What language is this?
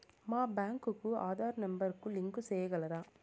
Telugu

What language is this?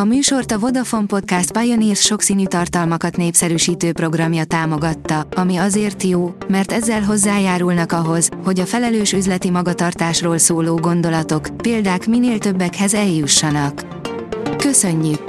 Hungarian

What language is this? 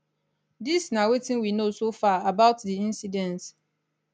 Nigerian Pidgin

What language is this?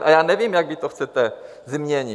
Czech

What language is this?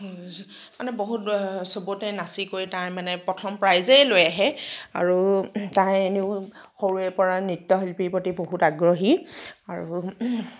Assamese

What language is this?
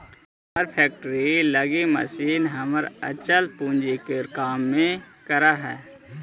Magahi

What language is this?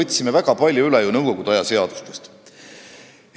Estonian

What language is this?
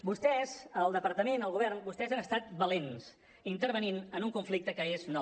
Catalan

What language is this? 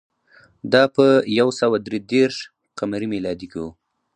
Pashto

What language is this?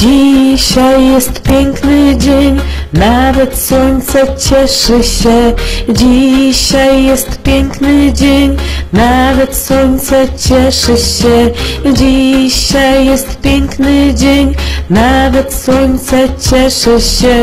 Hungarian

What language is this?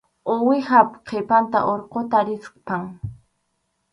Arequipa-La Unión Quechua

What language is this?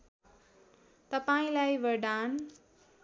Nepali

